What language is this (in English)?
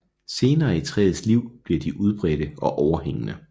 Danish